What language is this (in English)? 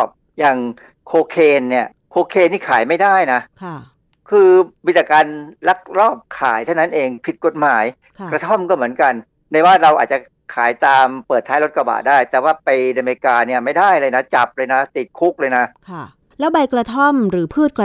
Thai